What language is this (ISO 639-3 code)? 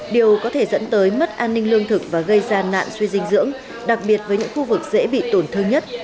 vie